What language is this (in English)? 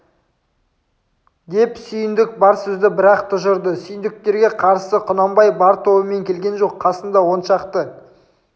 Kazakh